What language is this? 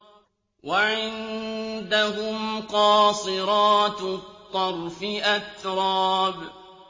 Arabic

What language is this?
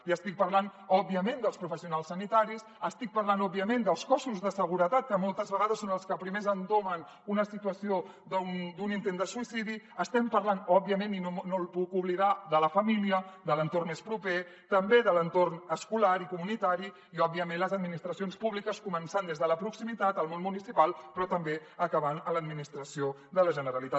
Catalan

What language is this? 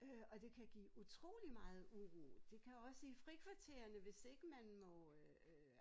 Danish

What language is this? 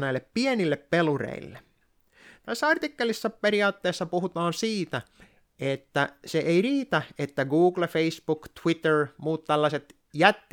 Finnish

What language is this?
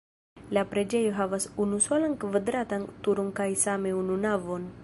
Esperanto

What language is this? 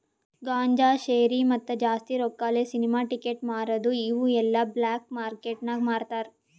Kannada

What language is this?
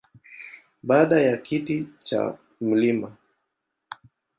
Swahili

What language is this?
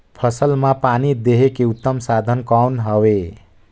Chhattisgarhi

